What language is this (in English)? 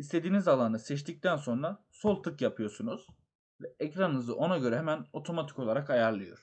Turkish